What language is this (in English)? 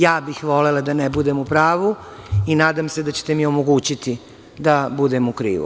Serbian